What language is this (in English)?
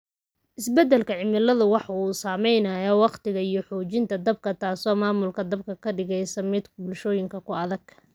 Somali